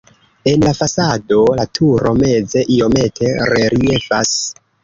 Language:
Esperanto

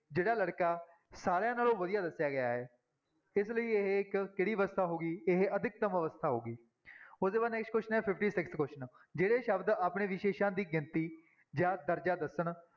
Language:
Punjabi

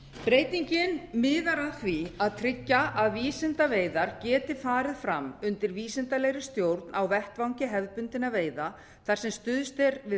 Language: Icelandic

